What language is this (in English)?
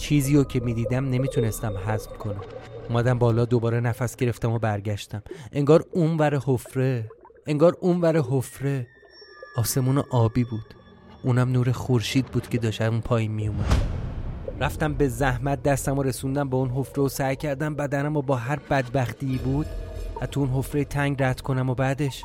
Persian